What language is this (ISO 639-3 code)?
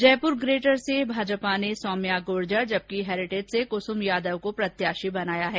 hin